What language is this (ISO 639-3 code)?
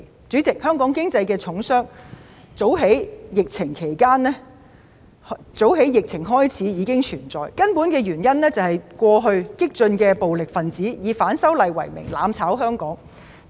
yue